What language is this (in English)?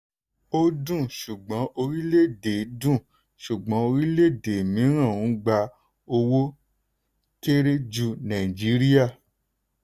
Yoruba